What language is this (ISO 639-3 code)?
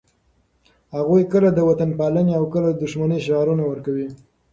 pus